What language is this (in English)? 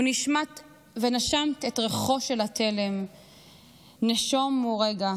Hebrew